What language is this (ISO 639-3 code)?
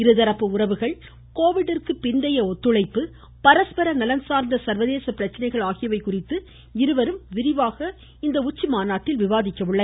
tam